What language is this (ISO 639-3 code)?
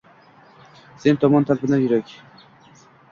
uzb